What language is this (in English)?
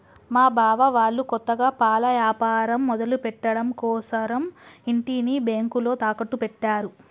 Telugu